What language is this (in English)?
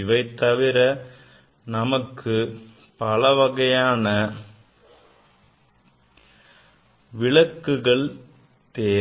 Tamil